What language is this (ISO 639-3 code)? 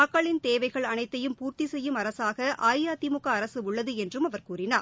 tam